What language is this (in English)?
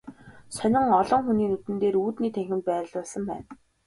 Mongolian